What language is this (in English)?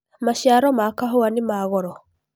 Kikuyu